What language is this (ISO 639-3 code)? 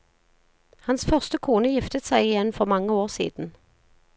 nor